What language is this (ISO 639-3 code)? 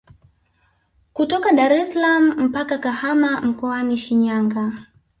swa